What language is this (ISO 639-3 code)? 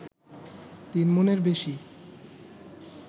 ben